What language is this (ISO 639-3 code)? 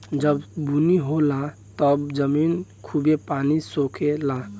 bho